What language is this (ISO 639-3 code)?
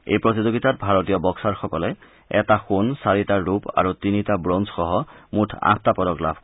asm